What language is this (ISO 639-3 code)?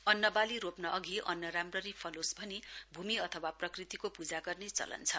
nep